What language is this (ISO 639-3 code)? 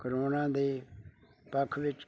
pan